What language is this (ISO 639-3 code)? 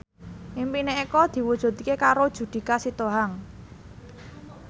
jav